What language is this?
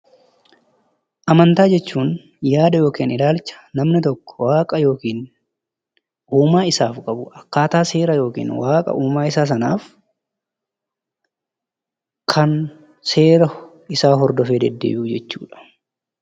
Oromo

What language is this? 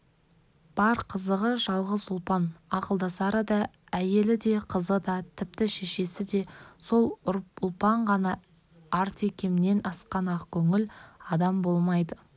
Kazakh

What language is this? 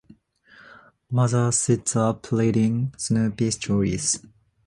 English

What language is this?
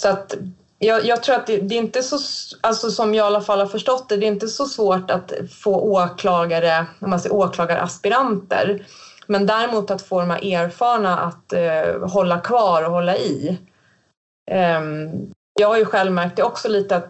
Swedish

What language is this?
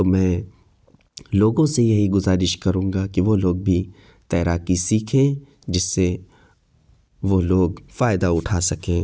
Urdu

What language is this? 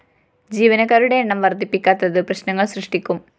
Malayalam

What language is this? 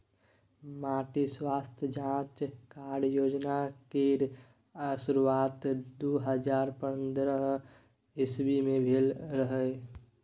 Maithili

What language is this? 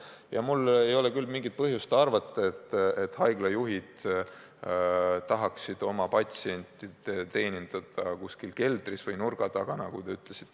Estonian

